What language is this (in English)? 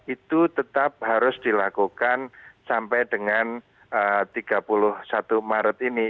Indonesian